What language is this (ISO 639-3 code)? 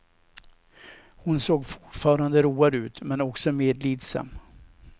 swe